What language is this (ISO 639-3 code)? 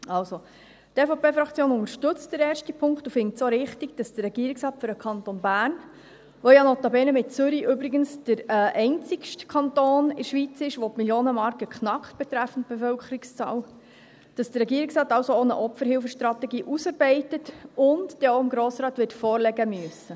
gsw